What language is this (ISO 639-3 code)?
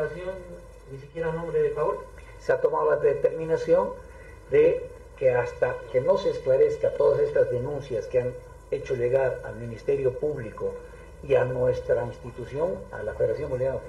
spa